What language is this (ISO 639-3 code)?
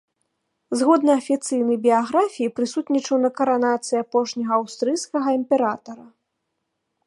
bel